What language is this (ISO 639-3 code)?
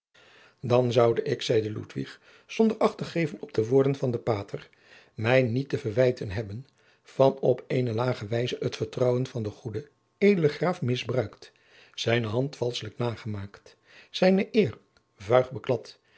nld